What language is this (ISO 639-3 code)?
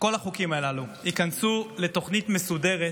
heb